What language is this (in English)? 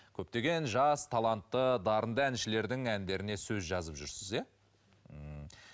Kazakh